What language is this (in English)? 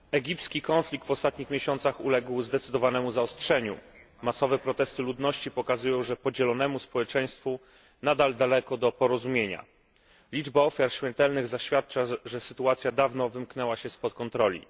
Polish